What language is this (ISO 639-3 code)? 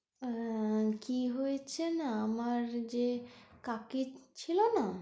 ben